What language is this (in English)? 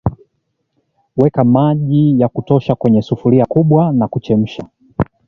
Swahili